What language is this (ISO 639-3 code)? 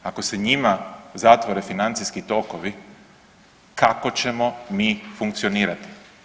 hrv